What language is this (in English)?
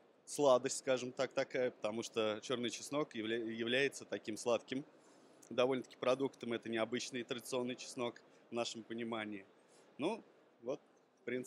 Russian